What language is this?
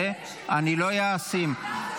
Hebrew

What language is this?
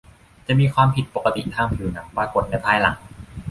Thai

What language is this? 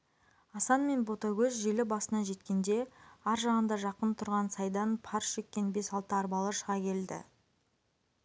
Kazakh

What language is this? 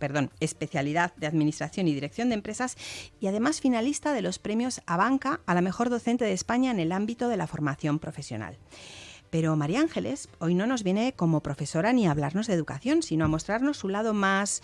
Spanish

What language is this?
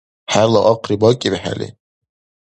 Dargwa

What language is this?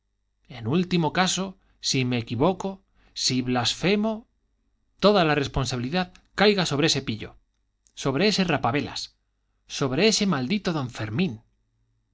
Spanish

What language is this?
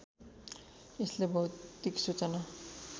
Nepali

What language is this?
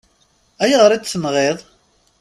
Kabyle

